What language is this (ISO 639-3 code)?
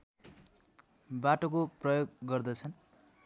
nep